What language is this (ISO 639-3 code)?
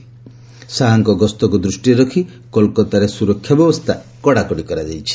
ori